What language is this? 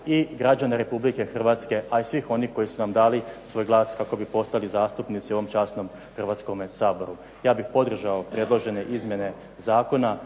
Croatian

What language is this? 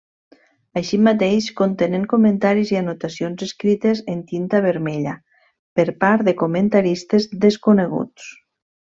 Catalan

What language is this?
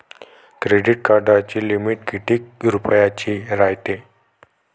Marathi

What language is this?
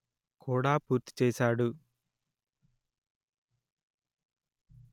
Telugu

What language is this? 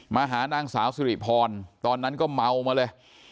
Thai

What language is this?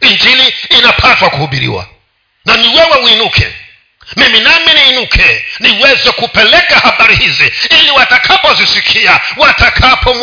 Swahili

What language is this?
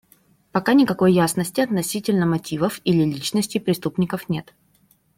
Russian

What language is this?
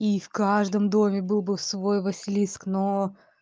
Russian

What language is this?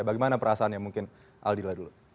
Indonesian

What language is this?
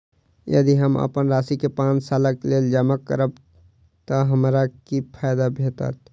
Maithili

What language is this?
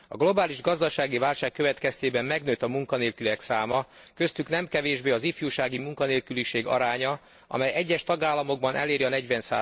Hungarian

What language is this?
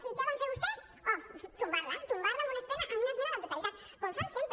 Catalan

